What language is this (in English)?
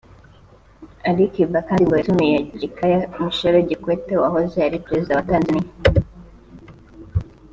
Kinyarwanda